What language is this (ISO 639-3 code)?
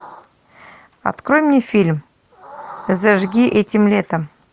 rus